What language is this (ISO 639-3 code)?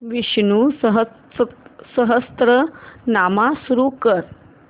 mar